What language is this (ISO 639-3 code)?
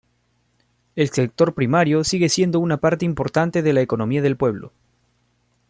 spa